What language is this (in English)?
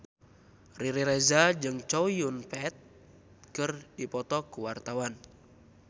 Sundanese